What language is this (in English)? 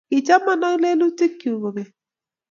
Kalenjin